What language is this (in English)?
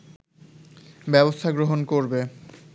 Bangla